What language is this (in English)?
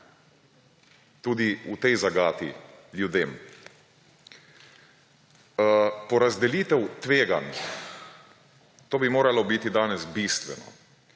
Slovenian